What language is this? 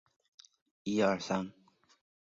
Chinese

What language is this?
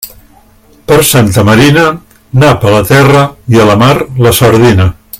Catalan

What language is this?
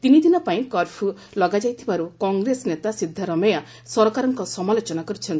Odia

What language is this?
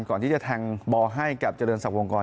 Thai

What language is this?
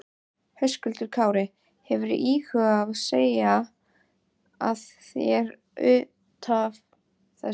Icelandic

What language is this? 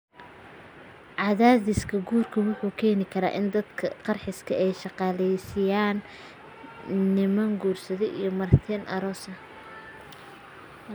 Somali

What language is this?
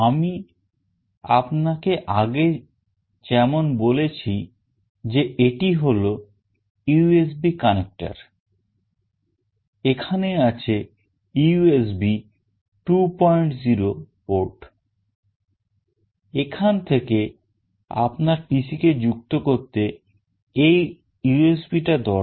Bangla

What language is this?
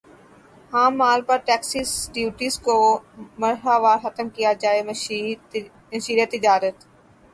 Urdu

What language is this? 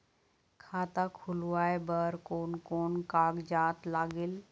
Chhattisgarhi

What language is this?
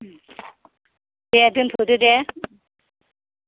Bodo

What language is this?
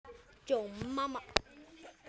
Icelandic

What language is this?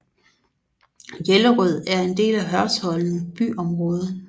Danish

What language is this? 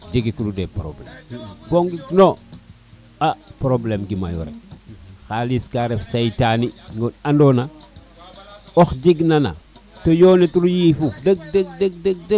Serer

